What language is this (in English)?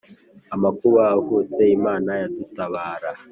Kinyarwanda